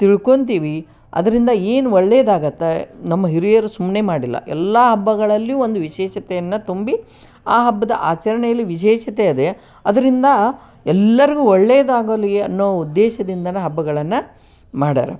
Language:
Kannada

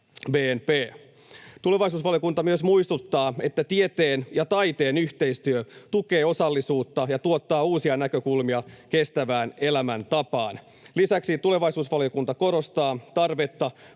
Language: Finnish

